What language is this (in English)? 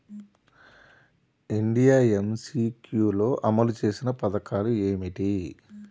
Telugu